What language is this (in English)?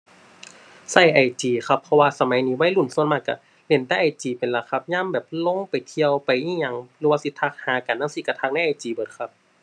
Thai